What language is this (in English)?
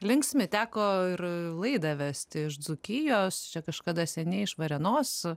Lithuanian